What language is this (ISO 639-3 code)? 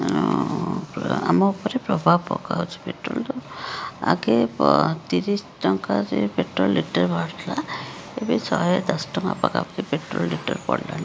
ori